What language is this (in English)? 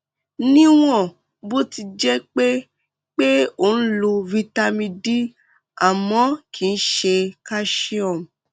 Yoruba